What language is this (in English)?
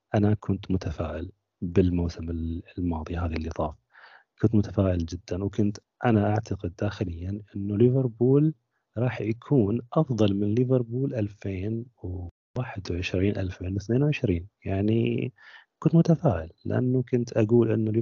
Arabic